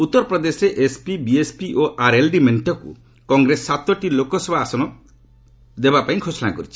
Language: Odia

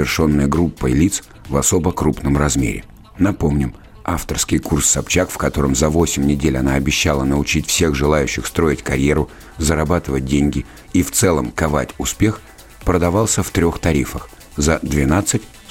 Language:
Russian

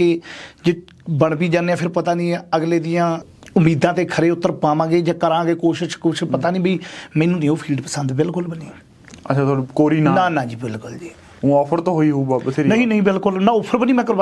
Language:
Punjabi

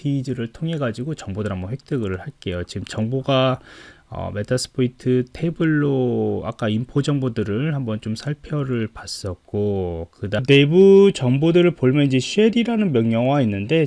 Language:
Korean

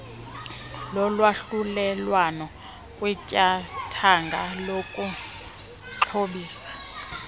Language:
Xhosa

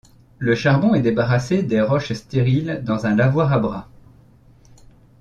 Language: French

